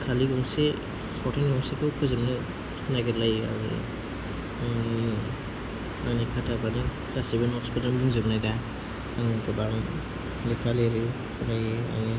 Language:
Bodo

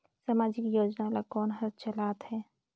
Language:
Chhattisgarhi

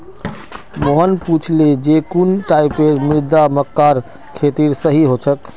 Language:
Magahi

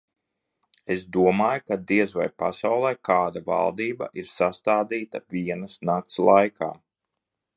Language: Latvian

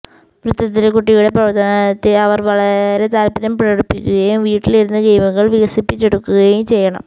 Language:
Malayalam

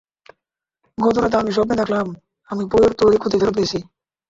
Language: Bangla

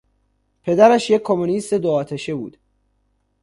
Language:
Persian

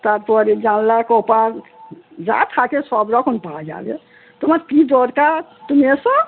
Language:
Bangla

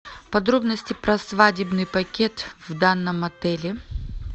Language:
Russian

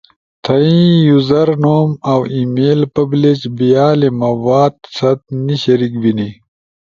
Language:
Ushojo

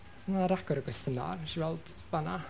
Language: Welsh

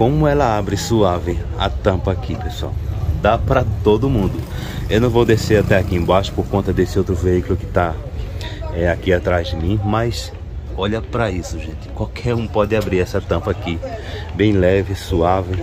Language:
Portuguese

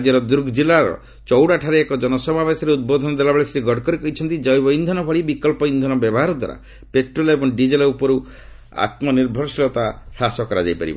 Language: Odia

